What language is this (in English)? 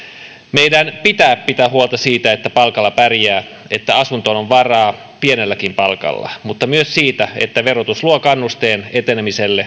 Finnish